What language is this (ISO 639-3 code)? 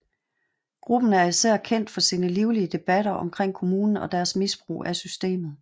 dan